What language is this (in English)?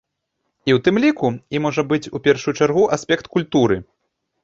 Belarusian